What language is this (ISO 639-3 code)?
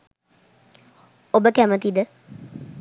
sin